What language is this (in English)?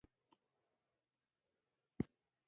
Pashto